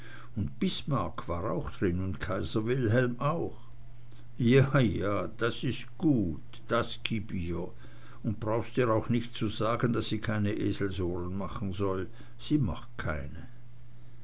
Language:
German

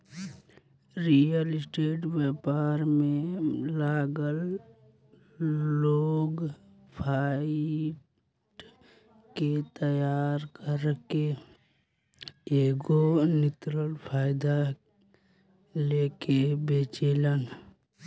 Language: Bhojpuri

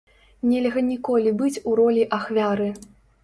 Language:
Belarusian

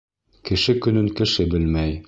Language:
Bashkir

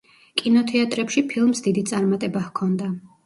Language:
Georgian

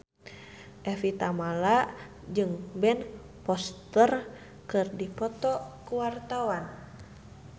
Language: Sundanese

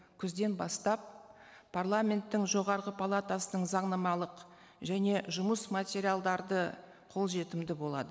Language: Kazakh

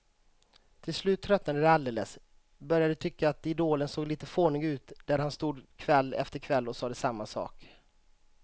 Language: Swedish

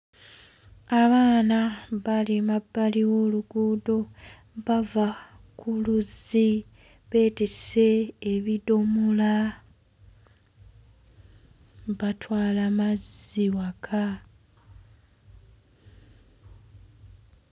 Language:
Ganda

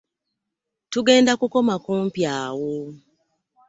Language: Ganda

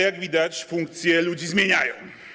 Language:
Polish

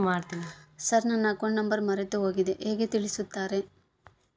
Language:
Kannada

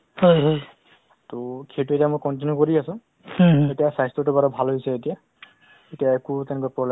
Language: Assamese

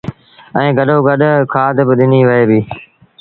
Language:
Sindhi Bhil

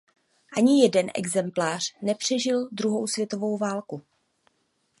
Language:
Czech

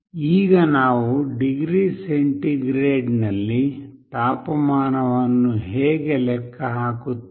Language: Kannada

